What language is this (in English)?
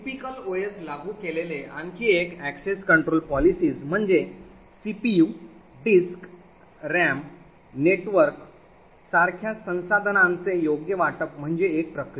Marathi